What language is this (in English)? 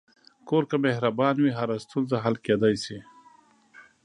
Pashto